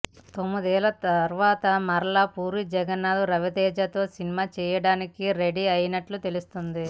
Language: Telugu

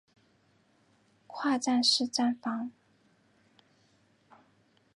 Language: Chinese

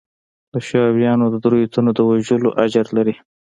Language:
Pashto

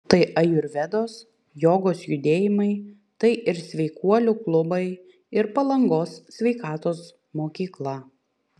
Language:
Lithuanian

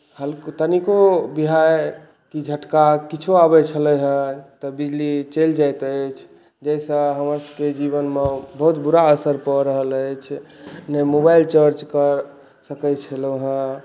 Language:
Maithili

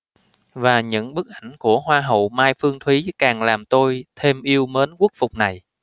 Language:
Vietnamese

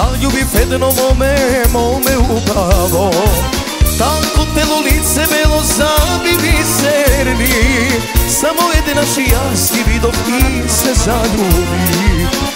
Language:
Romanian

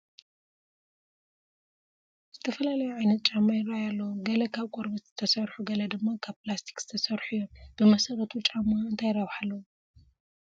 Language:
Tigrinya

